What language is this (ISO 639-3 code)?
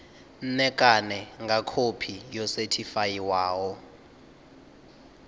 ven